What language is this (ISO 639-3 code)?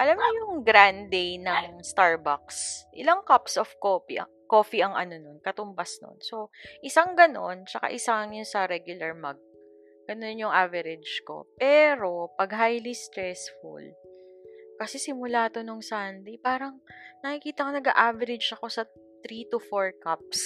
fil